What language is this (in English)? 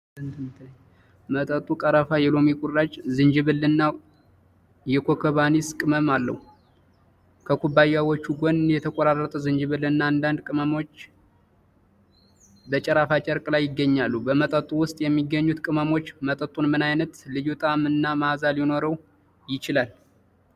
Amharic